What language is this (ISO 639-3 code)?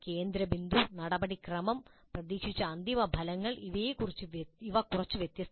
mal